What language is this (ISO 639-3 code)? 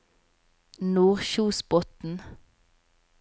nor